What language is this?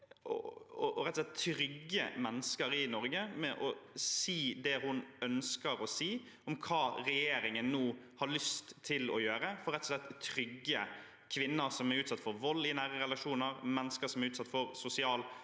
Norwegian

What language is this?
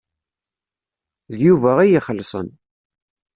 Kabyle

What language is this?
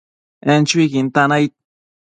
Matsés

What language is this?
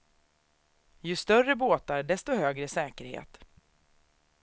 Swedish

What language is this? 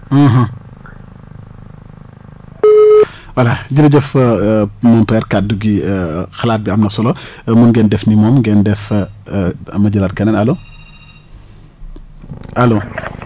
Wolof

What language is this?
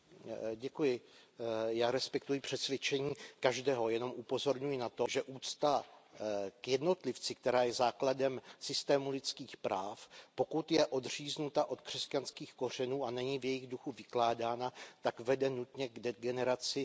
Czech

